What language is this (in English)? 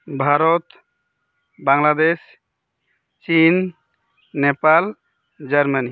Santali